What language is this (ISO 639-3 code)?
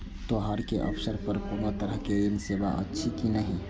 mai